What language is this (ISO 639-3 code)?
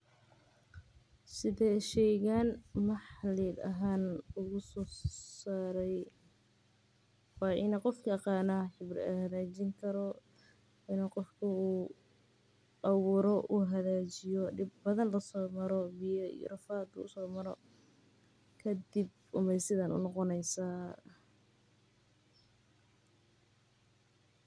som